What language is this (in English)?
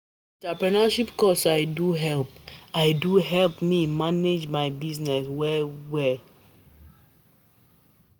Nigerian Pidgin